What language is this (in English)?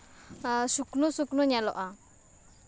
Santali